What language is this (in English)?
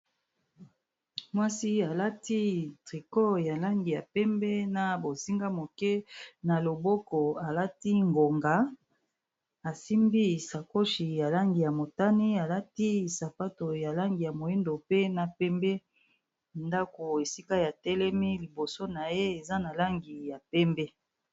Lingala